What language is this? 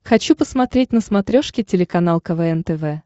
Russian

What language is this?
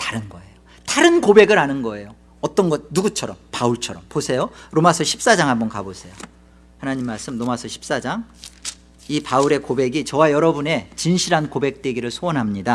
Korean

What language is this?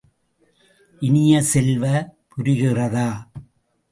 Tamil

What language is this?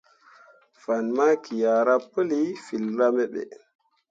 Mundang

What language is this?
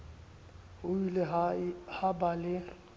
Southern Sotho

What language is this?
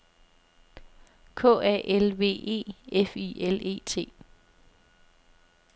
Danish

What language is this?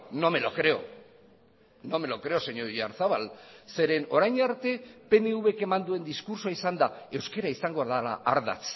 Basque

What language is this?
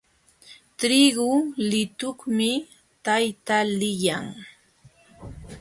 Jauja Wanca Quechua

